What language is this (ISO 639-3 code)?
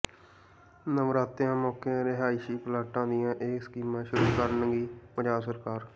pan